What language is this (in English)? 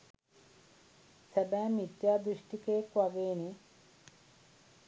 Sinhala